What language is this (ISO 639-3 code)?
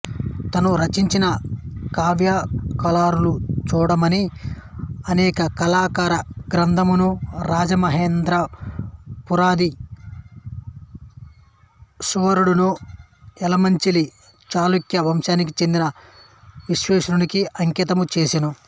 tel